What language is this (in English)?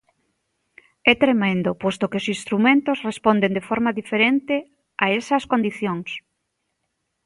Galician